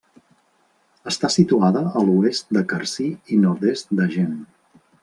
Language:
Catalan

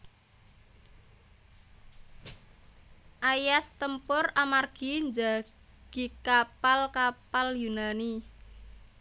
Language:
Javanese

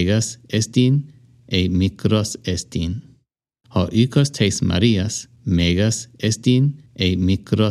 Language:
Greek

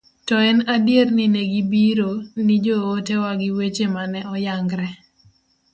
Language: Luo (Kenya and Tanzania)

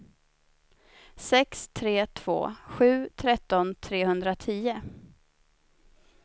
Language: Swedish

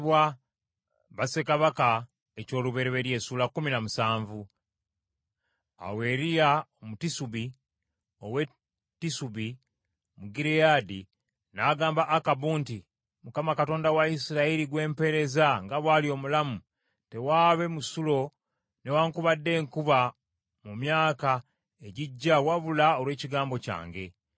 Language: Ganda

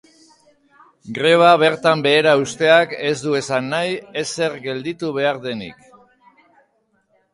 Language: Basque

